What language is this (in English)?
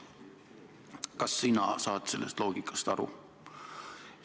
Estonian